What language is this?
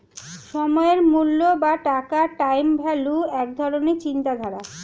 Bangla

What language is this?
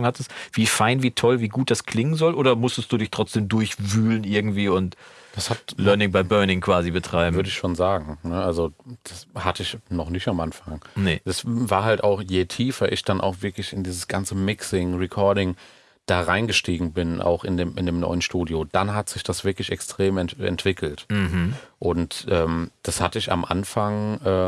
German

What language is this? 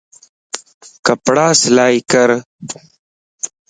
Lasi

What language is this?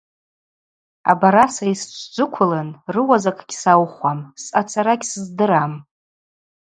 Abaza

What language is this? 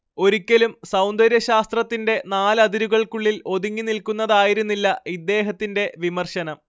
Malayalam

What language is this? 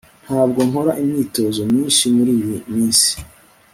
Kinyarwanda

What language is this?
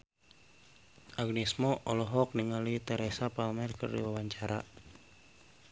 Sundanese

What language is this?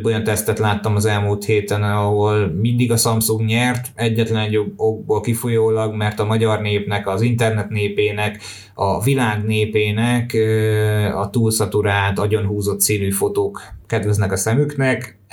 Hungarian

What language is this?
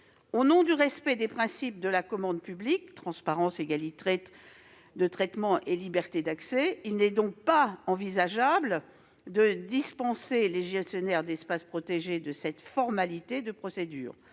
French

